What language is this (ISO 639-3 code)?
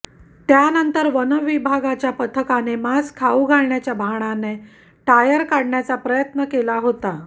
mar